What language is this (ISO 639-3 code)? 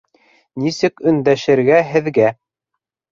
bak